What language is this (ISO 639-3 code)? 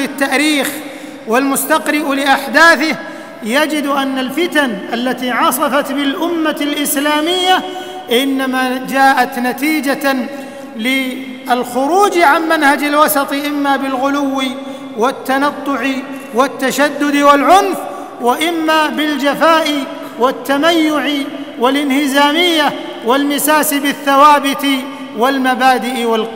ara